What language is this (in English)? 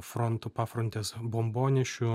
Lithuanian